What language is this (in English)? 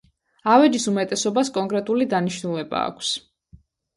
Georgian